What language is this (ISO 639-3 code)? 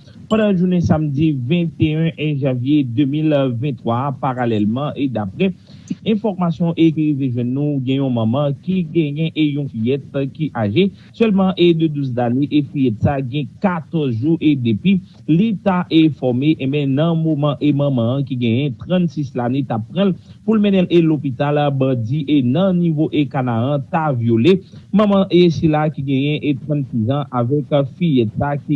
fra